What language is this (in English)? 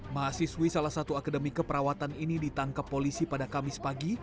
Indonesian